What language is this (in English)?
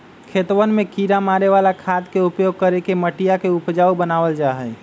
Magahi